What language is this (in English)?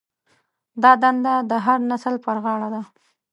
Pashto